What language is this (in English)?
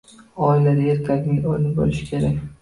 Uzbek